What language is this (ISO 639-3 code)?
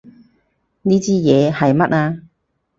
yue